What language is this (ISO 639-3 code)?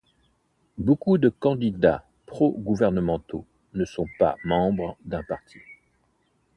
fra